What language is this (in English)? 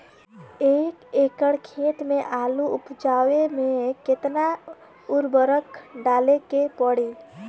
Bhojpuri